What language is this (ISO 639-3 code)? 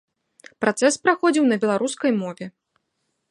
bel